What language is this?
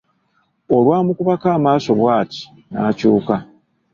Ganda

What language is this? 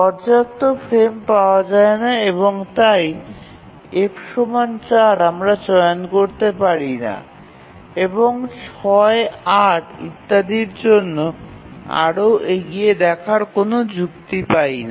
Bangla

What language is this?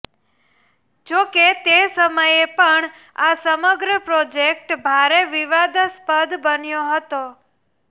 Gujarati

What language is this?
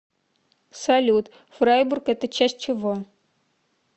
Russian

